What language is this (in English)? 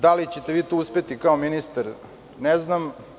Serbian